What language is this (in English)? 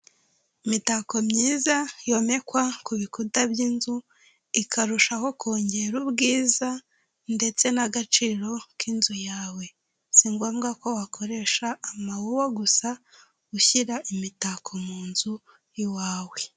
Kinyarwanda